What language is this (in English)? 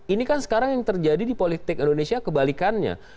Indonesian